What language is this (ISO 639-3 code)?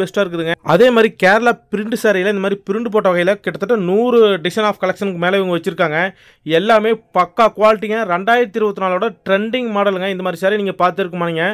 kor